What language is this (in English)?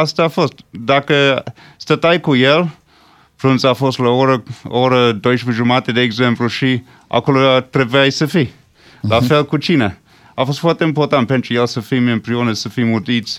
Romanian